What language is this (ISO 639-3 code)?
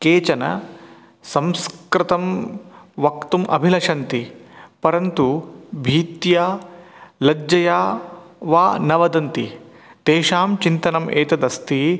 san